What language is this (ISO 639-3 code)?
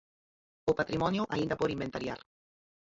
glg